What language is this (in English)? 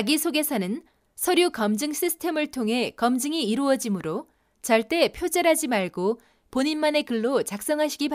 Korean